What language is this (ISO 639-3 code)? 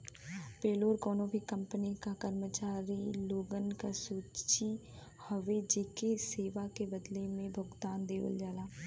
bho